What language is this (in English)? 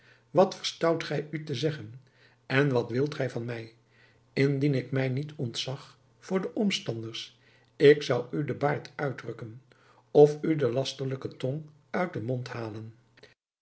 Dutch